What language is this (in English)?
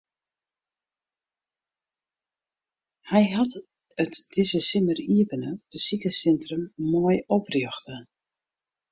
Western Frisian